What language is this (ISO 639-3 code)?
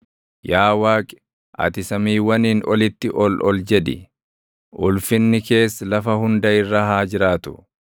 orm